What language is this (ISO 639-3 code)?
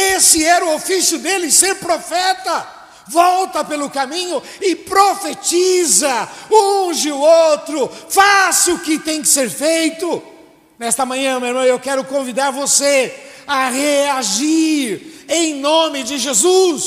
por